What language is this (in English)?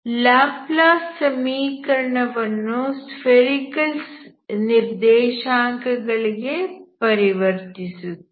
Kannada